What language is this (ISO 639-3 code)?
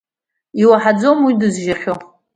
abk